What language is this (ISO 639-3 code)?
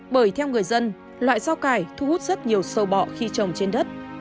vie